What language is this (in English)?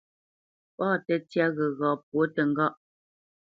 Bamenyam